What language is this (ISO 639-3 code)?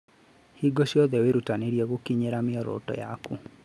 kik